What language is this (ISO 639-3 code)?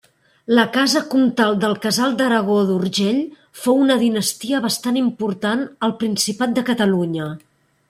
cat